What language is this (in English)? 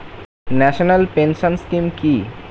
Bangla